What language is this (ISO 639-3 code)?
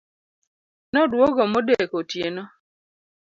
luo